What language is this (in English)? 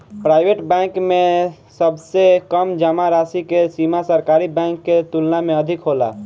Bhojpuri